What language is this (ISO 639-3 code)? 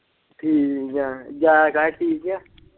pan